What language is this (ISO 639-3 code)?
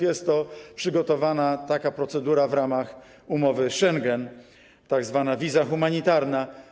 pol